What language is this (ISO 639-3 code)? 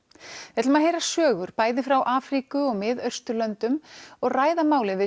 isl